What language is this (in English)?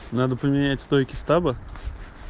Russian